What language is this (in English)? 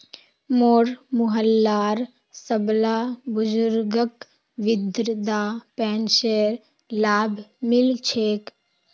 Magahi